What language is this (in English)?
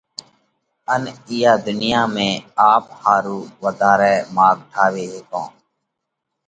Parkari Koli